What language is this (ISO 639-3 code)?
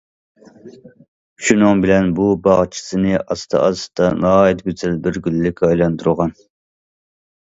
uig